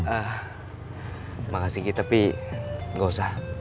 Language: Indonesian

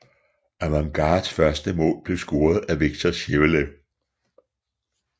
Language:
Danish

